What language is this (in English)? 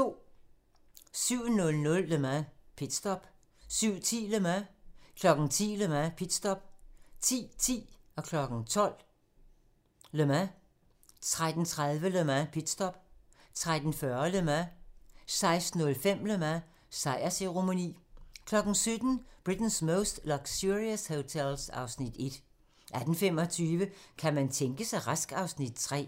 Danish